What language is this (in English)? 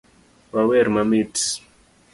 Luo (Kenya and Tanzania)